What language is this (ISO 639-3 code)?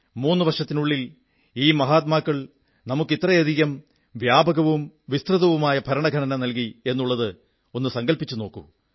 mal